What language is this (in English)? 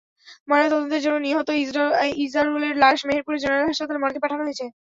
Bangla